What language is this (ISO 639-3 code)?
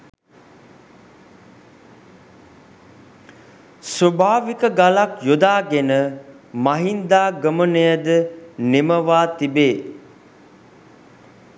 sin